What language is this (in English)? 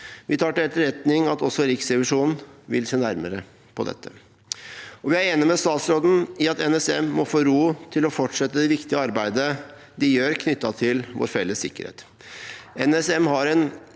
Norwegian